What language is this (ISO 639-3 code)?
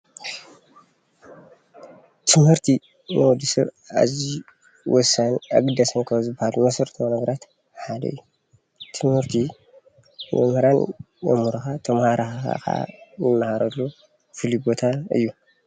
tir